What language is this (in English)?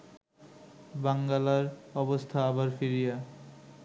Bangla